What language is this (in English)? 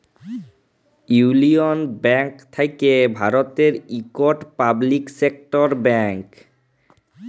Bangla